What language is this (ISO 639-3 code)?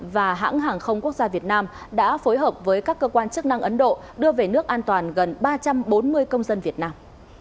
vie